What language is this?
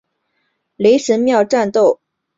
Chinese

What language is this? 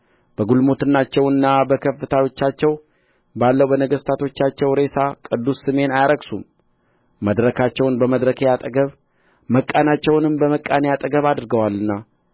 Amharic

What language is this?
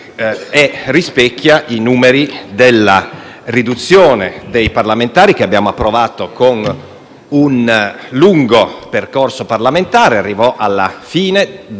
Italian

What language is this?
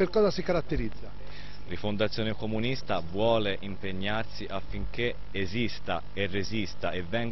Italian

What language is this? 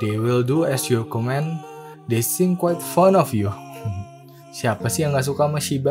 Indonesian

